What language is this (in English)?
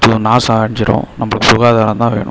Tamil